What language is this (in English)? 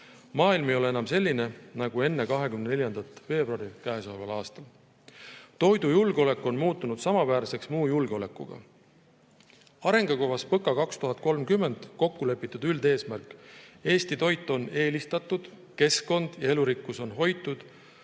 Estonian